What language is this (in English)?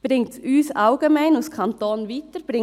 Swiss German